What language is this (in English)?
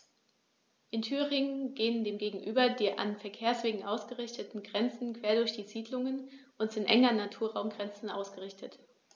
German